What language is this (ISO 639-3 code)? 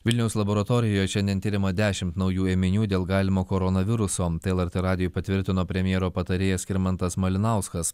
lit